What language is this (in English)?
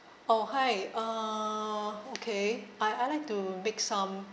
English